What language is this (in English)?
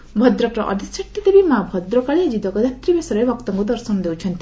Odia